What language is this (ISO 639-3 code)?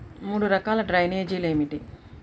tel